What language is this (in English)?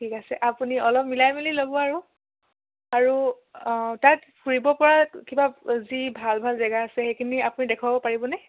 Assamese